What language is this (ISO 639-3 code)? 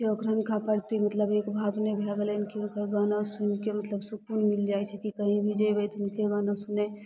mai